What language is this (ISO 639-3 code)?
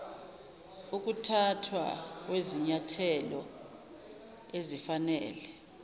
zul